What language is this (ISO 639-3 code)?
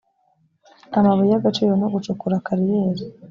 kin